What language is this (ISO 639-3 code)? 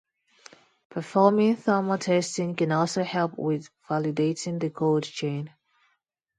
eng